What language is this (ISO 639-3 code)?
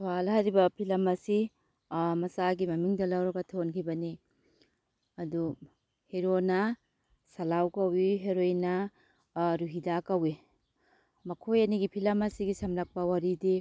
mni